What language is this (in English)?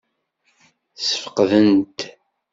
Kabyle